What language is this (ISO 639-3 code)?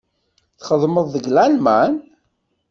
kab